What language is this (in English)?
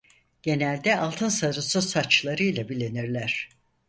Turkish